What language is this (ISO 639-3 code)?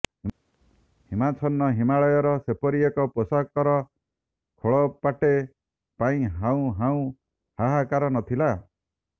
ori